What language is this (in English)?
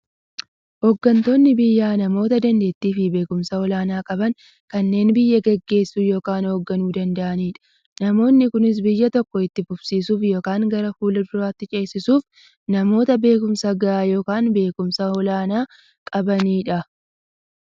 Oromo